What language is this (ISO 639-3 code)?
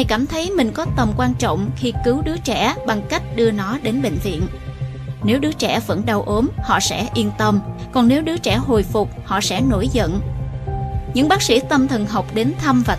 vie